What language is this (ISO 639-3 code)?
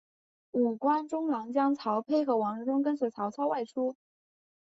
zho